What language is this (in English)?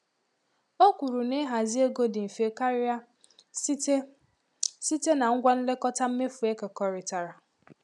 Igbo